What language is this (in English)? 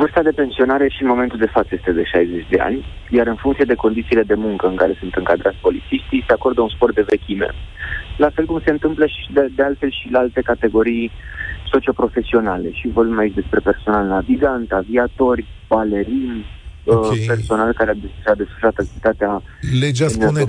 Romanian